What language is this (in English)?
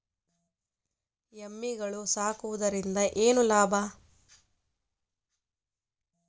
Kannada